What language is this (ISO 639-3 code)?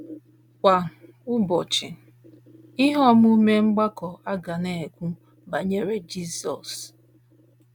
ibo